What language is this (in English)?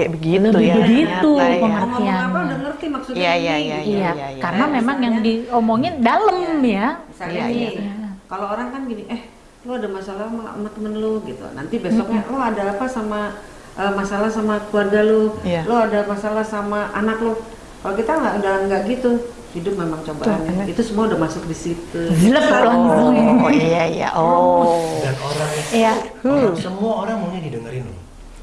Indonesian